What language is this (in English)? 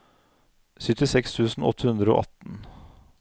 Norwegian